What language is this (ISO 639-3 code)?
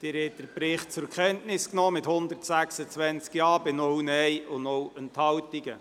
gsw